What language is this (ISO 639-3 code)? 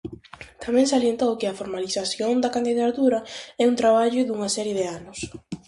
glg